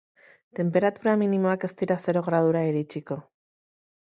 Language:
Basque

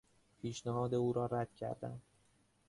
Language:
Persian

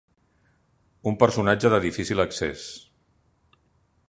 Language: Catalan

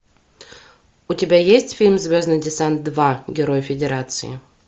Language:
Russian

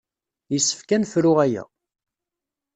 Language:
Kabyle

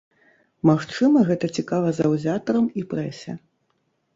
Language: Belarusian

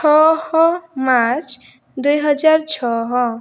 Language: Odia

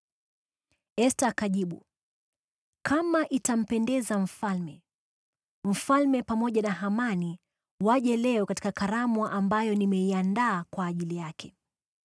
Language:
Swahili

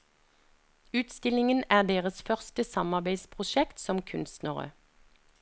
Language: Norwegian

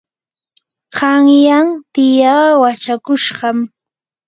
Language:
Yanahuanca Pasco Quechua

